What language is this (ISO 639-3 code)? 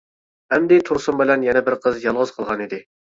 uig